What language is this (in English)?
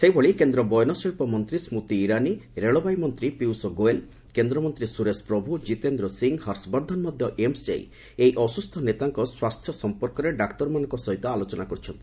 Odia